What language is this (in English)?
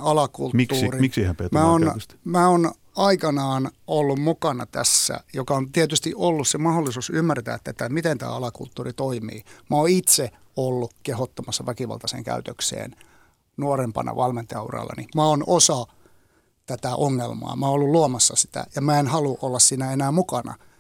Finnish